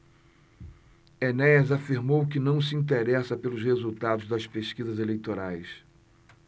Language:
Portuguese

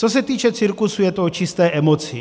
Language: Czech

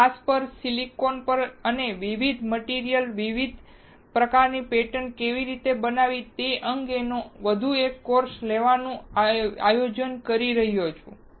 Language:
Gujarati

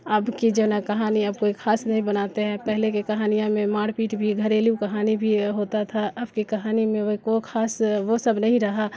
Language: Urdu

